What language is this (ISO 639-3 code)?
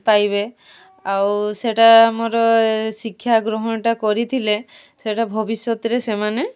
ori